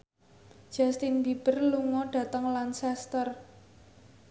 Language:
Javanese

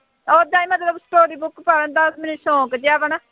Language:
Punjabi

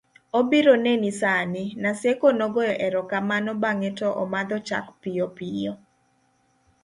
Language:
Luo (Kenya and Tanzania)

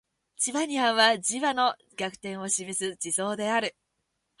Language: Japanese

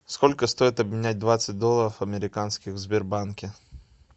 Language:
Russian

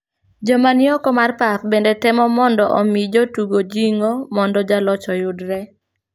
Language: Luo (Kenya and Tanzania)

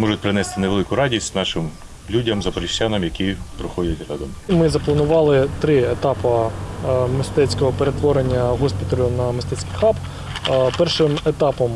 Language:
Ukrainian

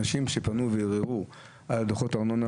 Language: Hebrew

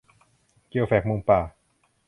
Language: Thai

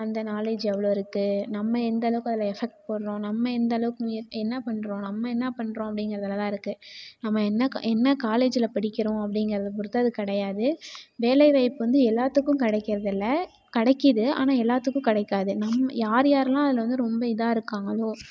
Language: Tamil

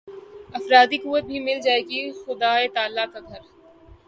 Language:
Urdu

